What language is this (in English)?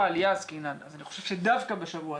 Hebrew